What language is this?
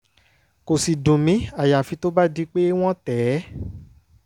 Yoruba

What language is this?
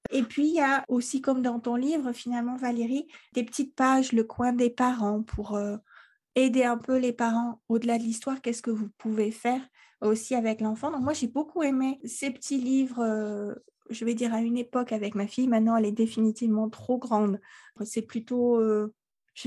French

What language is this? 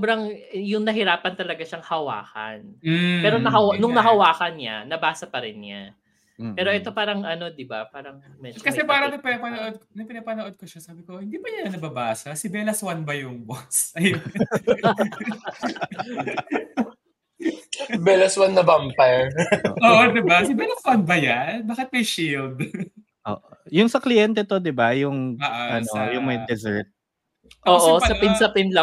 Filipino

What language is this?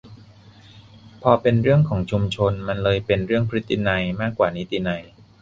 Thai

